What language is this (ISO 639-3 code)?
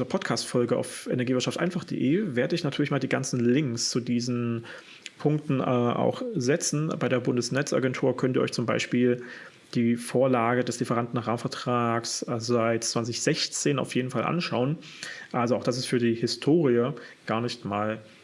deu